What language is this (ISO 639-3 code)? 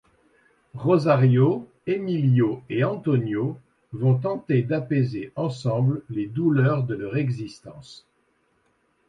fra